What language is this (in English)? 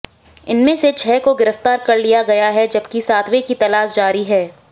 Hindi